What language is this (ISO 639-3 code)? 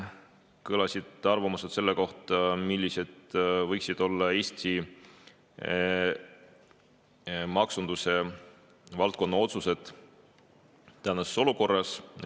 est